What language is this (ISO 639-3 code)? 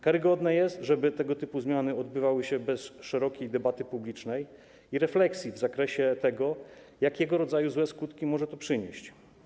pol